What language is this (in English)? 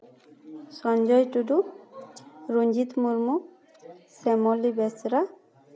Santali